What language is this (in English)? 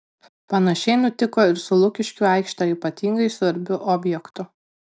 Lithuanian